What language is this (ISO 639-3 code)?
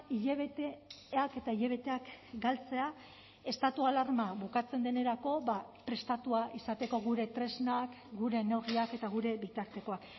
eus